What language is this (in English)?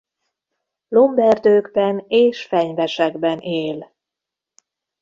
Hungarian